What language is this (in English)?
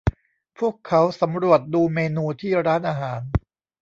Thai